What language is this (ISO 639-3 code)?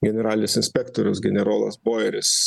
lit